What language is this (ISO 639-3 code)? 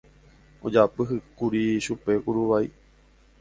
grn